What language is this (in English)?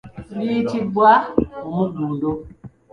Ganda